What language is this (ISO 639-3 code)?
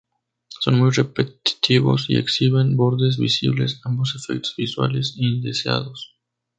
spa